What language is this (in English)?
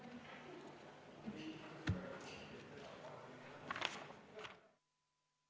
Estonian